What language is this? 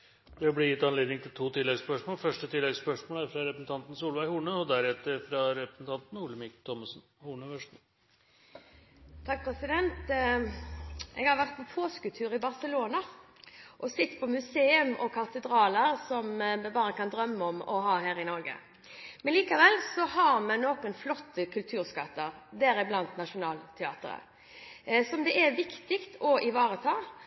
Norwegian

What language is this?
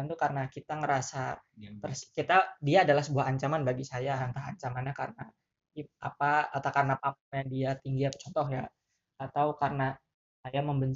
Indonesian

